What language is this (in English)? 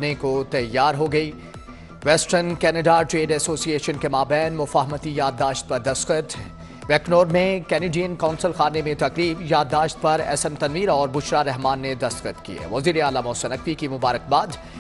Hindi